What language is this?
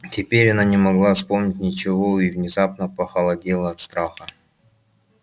Russian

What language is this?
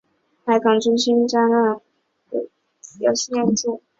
Chinese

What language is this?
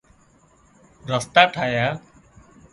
Wadiyara Koli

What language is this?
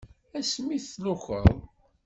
Kabyle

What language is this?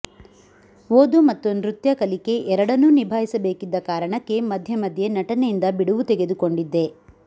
Kannada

